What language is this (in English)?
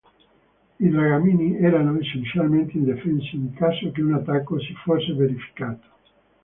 Italian